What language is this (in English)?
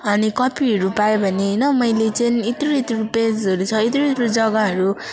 Nepali